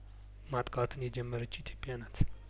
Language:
Amharic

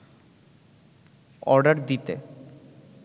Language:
Bangla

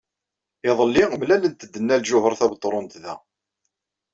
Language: Kabyle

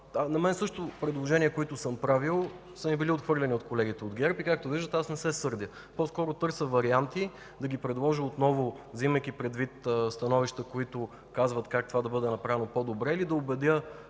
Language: Bulgarian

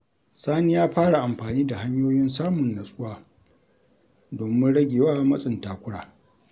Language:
Hausa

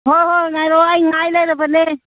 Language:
Manipuri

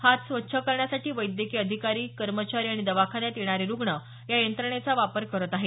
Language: Marathi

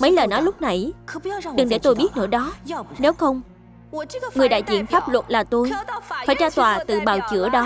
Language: Vietnamese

